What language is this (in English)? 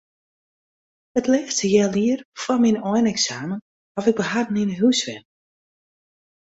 Western Frisian